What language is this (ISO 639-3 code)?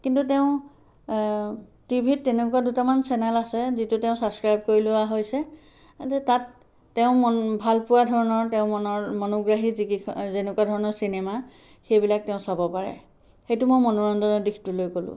asm